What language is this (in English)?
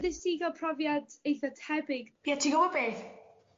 Welsh